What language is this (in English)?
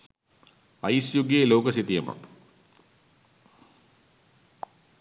Sinhala